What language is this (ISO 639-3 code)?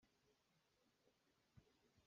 cnh